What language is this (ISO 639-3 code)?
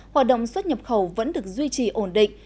vie